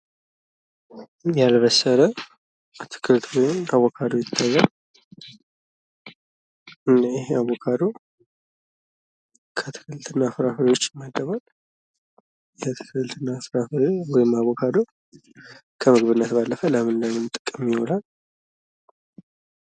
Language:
Amharic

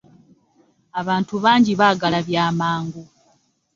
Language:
Ganda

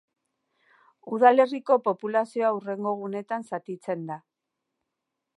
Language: Basque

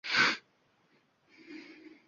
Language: Uzbek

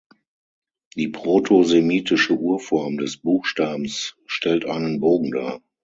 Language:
German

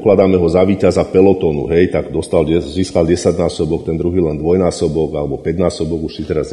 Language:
Slovak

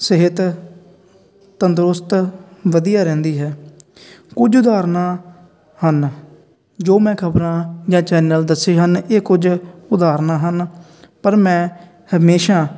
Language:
Punjabi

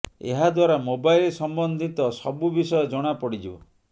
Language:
Odia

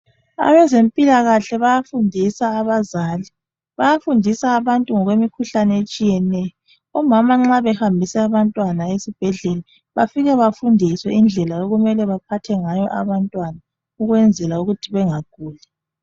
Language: North Ndebele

